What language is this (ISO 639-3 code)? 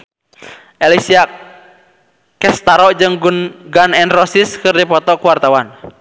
sun